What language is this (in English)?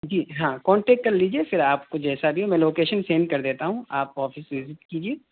Urdu